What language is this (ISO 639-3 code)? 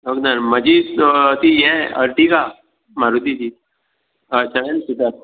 kok